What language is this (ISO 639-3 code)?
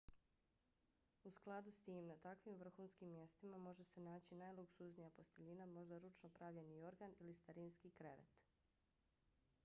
bos